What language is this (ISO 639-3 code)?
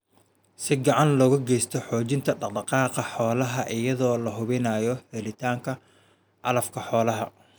som